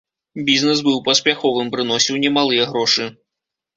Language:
Belarusian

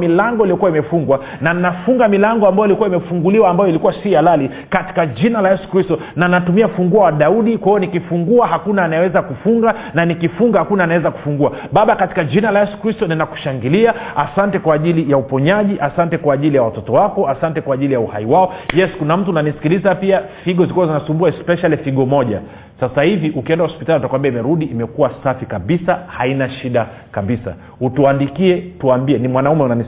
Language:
Swahili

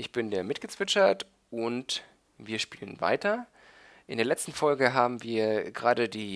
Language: German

